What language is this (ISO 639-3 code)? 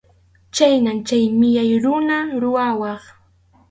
qxu